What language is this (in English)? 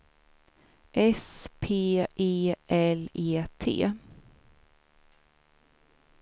Swedish